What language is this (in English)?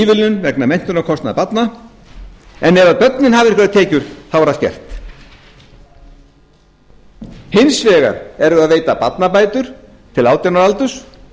Icelandic